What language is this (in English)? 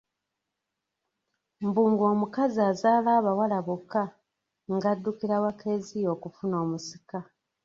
Ganda